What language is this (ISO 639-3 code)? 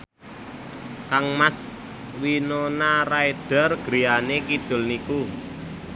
jav